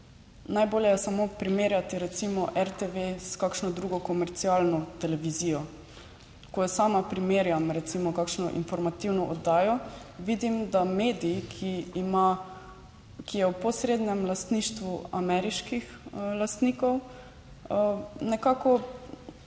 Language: Slovenian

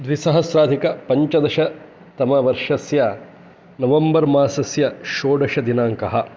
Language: Sanskrit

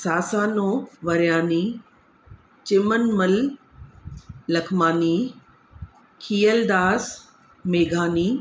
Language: Sindhi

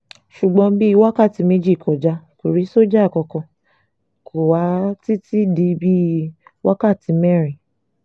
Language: Yoruba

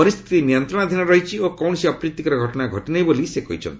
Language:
Odia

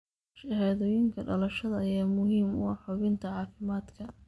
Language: Somali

